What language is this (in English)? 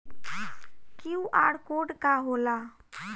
Bhojpuri